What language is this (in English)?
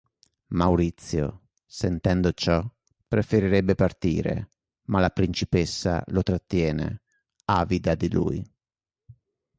Italian